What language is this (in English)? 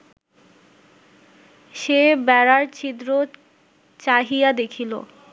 Bangla